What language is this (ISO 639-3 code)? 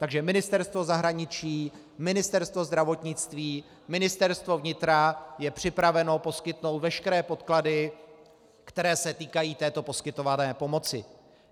ces